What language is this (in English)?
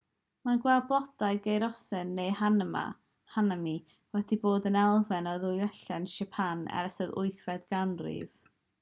Welsh